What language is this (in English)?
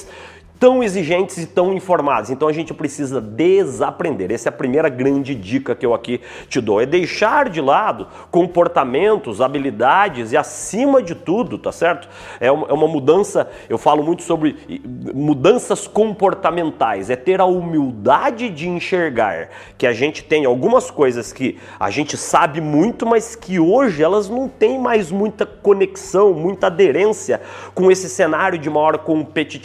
Portuguese